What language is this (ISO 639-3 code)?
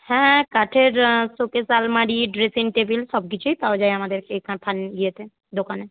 ben